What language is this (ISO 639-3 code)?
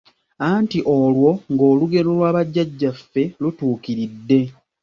lug